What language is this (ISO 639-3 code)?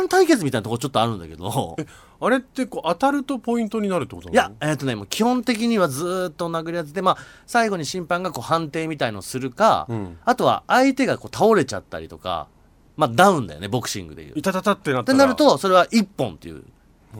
jpn